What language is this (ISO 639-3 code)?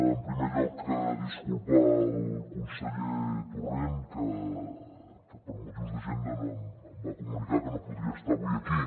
cat